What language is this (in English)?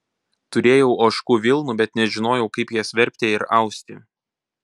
Lithuanian